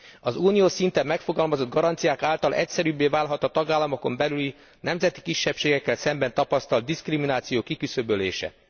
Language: Hungarian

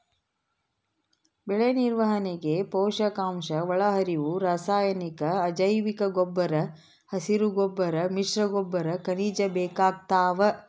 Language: Kannada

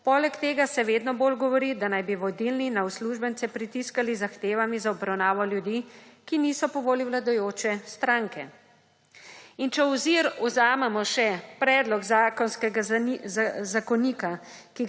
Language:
Slovenian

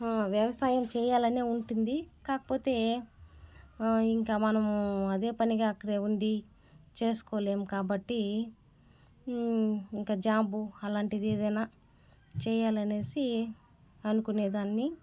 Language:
Telugu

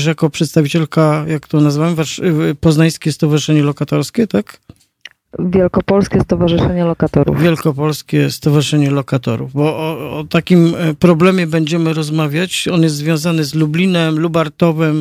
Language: Polish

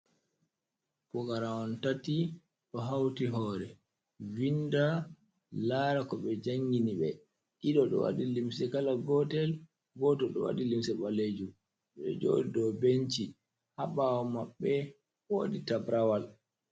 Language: Fula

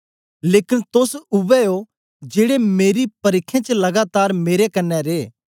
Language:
Dogri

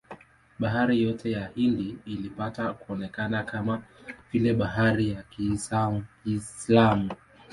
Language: Swahili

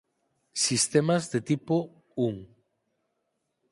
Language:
Galician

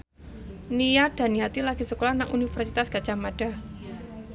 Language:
Javanese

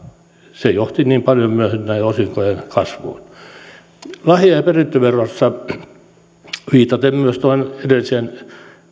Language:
Finnish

